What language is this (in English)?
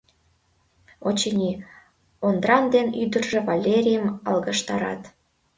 Mari